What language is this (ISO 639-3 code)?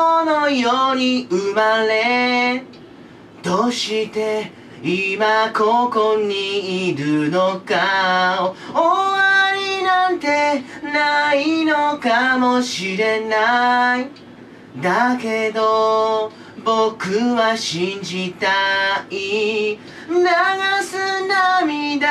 jpn